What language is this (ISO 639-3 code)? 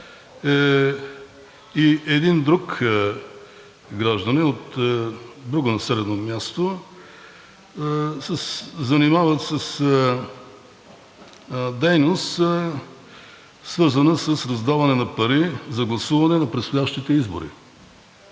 bul